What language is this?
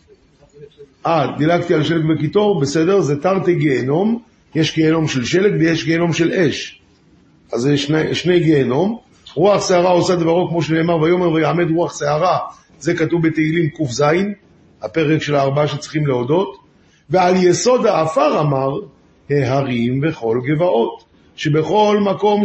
Hebrew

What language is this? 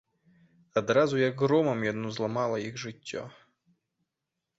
Belarusian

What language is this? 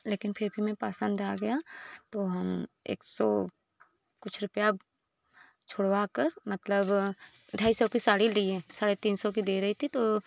Hindi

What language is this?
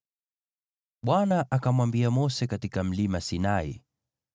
Swahili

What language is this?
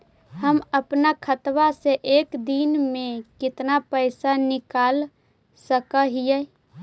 Magahi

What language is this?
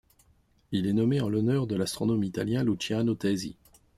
French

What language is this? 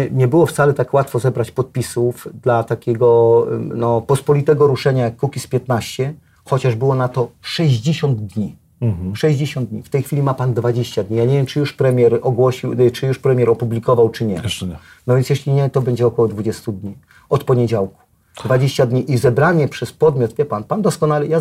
Polish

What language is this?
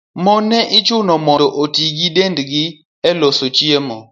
Luo (Kenya and Tanzania)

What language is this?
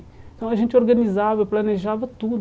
Portuguese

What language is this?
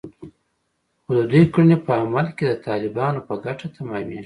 Pashto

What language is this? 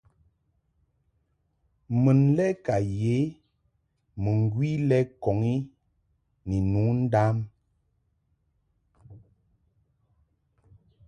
Mungaka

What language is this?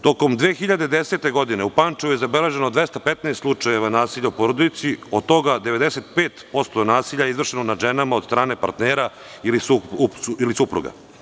Serbian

